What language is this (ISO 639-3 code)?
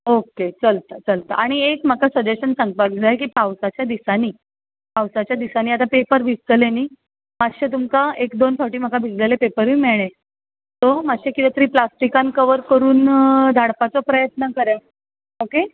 kok